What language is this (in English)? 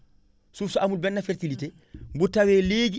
Wolof